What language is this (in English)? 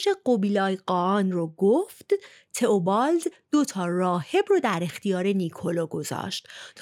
Persian